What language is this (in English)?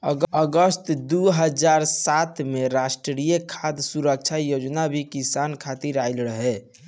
Bhojpuri